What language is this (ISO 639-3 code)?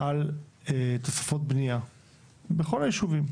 heb